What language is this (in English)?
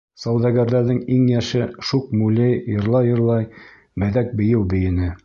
Bashkir